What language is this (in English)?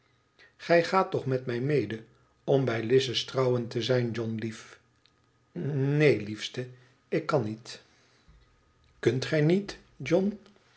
Dutch